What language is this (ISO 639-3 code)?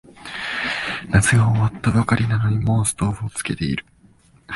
jpn